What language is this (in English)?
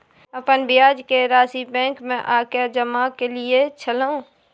Maithili